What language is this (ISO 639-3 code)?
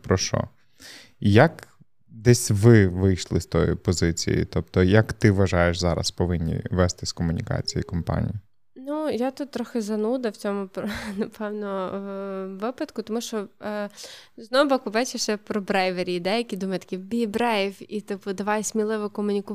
ukr